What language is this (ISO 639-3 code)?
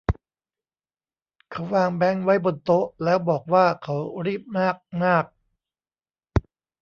tha